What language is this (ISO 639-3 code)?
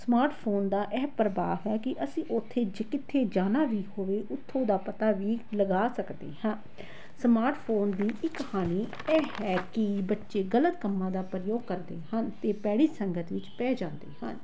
pan